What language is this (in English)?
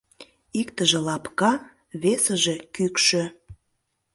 Mari